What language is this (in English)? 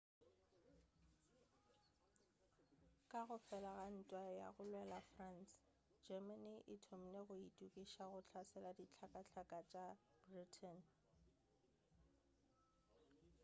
Northern Sotho